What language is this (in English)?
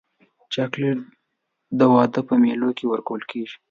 Pashto